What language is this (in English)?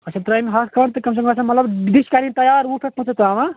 Kashmiri